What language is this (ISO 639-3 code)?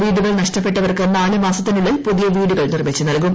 mal